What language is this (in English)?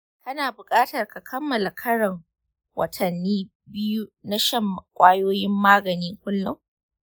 Hausa